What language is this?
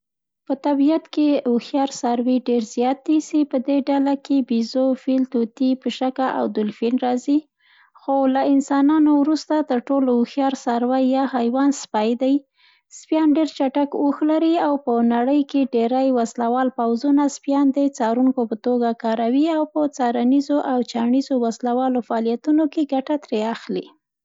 Central Pashto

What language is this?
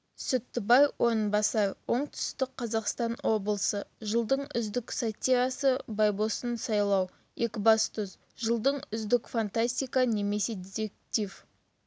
Kazakh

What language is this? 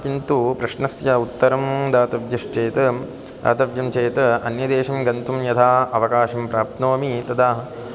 Sanskrit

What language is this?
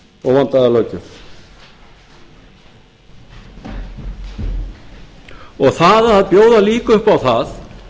Icelandic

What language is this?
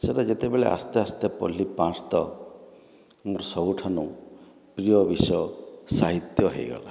Odia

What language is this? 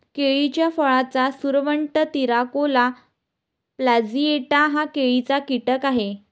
Marathi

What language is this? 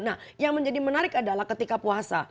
Indonesian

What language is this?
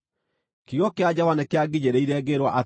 Kikuyu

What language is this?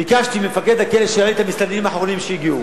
Hebrew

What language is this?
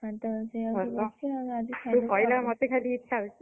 Odia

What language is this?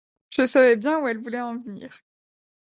French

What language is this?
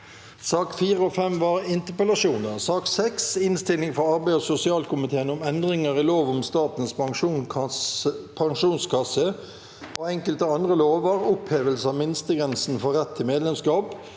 Norwegian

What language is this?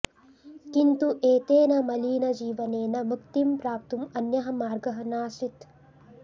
Sanskrit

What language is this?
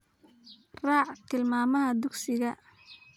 Somali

